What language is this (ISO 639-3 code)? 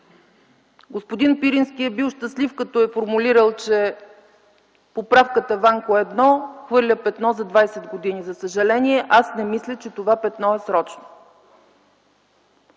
bul